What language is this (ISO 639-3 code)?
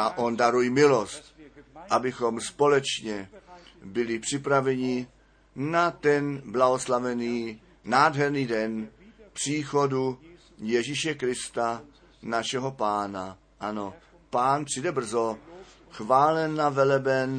ces